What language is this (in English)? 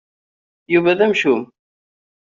Kabyle